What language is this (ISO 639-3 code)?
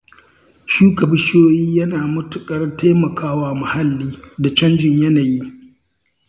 hau